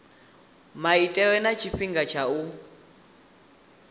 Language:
Venda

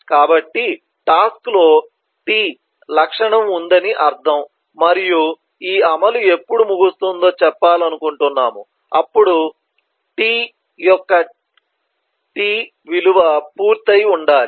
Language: Telugu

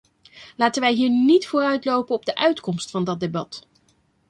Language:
Dutch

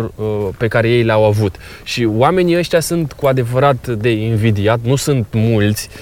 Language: Romanian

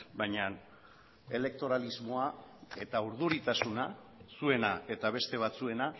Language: Basque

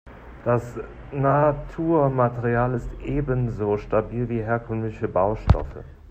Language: German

